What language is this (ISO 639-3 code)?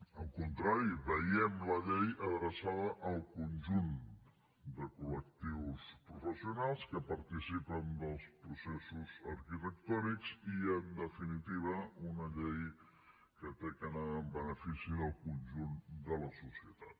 cat